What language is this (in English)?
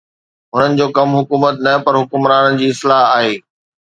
Sindhi